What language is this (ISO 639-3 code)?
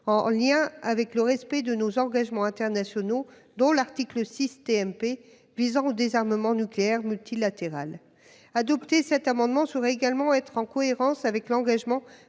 fra